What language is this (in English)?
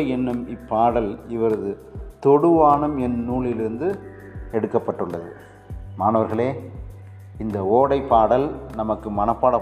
Tamil